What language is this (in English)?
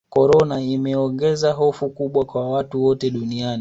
Swahili